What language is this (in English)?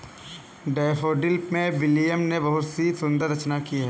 Hindi